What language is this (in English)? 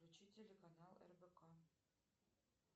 Russian